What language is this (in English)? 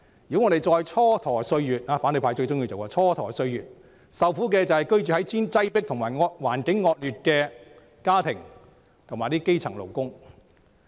Cantonese